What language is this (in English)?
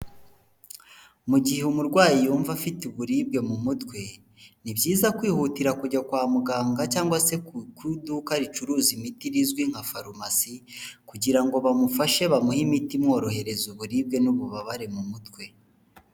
Kinyarwanda